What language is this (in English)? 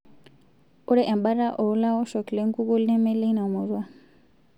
Masai